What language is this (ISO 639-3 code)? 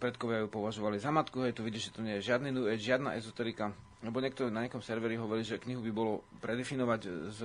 slk